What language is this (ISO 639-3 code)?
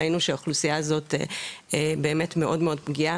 heb